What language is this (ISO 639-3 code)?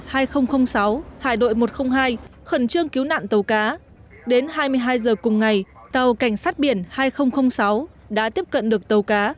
vie